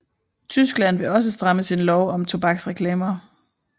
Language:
Danish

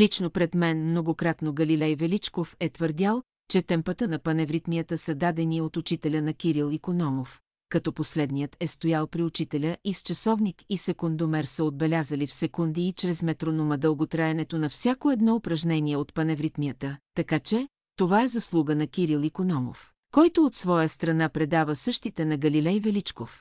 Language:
Bulgarian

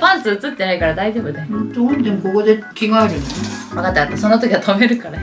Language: Japanese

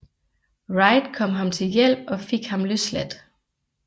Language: Danish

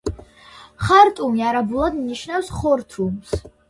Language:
Georgian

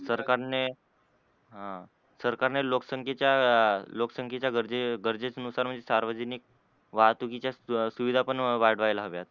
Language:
Marathi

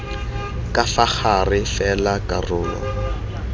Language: Tswana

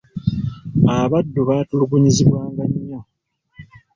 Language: Ganda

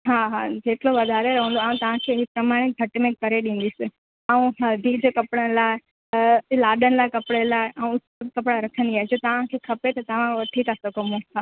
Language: Sindhi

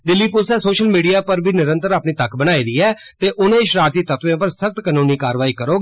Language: Dogri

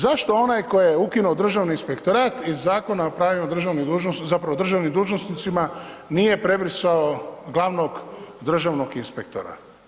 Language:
Croatian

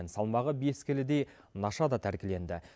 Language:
Kazakh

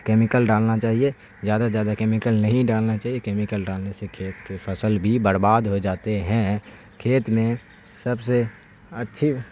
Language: Urdu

